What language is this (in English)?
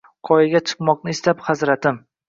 Uzbek